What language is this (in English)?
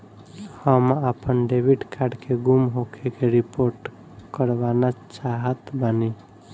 Bhojpuri